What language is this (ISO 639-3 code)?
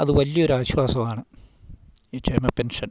mal